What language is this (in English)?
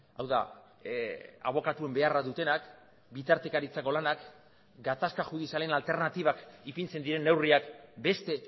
Basque